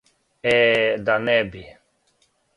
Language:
Serbian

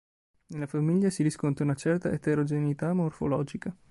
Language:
Italian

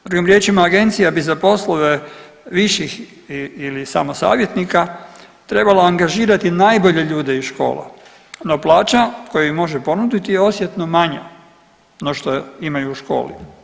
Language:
Croatian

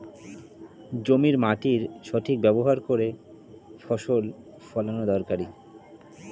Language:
Bangla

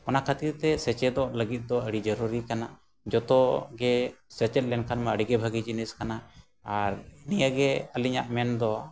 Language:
Santali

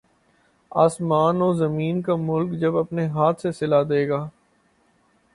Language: Urdu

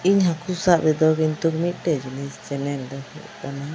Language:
Santali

